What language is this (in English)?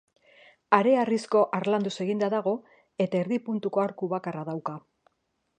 Basque